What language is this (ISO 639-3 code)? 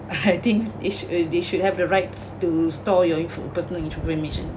eng